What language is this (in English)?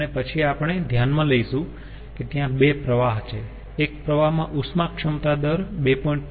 Gujarati